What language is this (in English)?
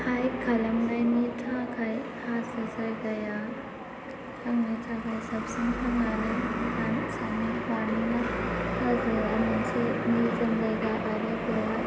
Bodo